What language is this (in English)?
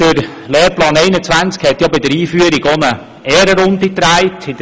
Swiss German